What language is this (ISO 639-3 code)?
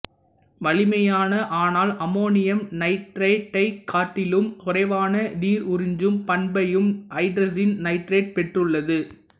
tam